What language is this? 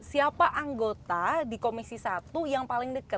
Indonesian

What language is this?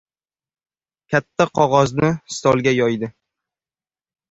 Uzbek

